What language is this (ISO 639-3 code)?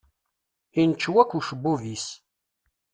kab